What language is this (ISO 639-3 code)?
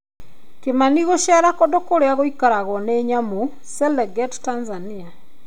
kik